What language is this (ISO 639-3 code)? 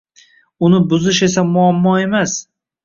uzb